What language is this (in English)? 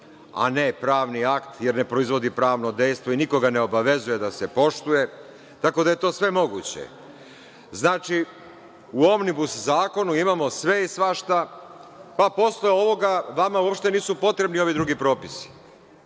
Serbian